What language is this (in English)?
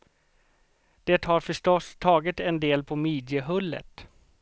Swedish